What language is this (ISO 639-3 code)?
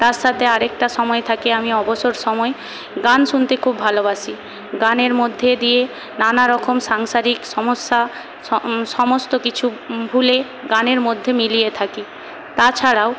ben